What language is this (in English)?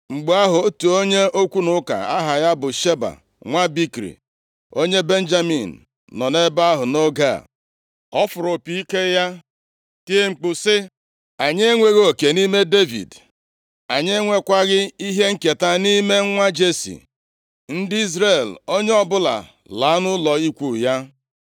Igbo